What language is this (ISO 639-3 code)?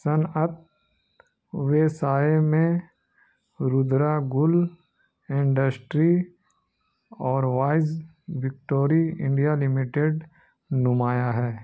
urd